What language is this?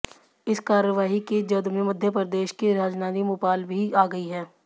Hindi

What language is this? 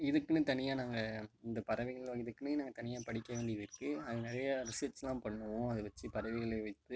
Tamil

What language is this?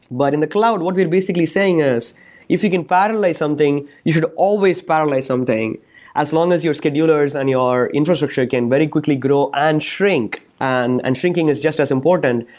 English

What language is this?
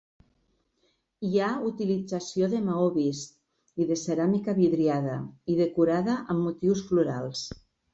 Catalan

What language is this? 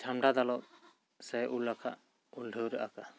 Santali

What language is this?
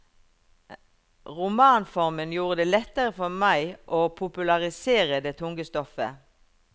Norwegian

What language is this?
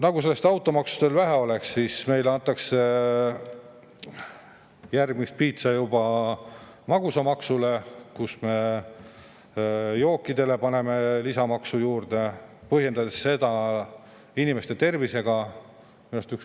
Estonian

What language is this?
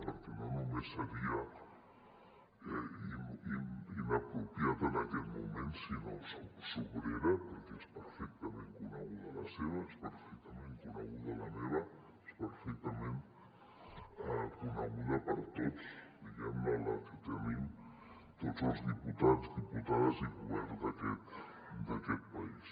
Catalan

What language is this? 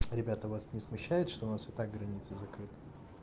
Russian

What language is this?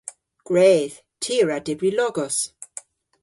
Cornish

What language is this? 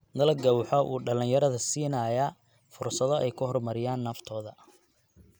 Somali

